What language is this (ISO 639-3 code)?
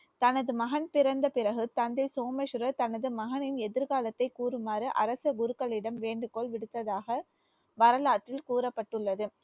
tam